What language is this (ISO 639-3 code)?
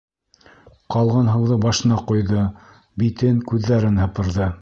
bak